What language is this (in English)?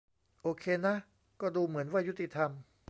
Thai